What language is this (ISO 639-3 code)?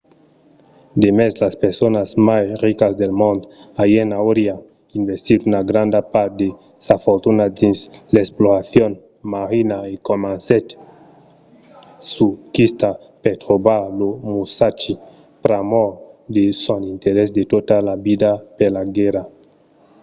oci